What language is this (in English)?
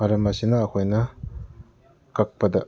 Manipuri